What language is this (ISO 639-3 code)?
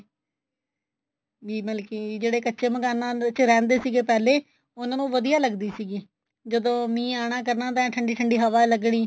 pan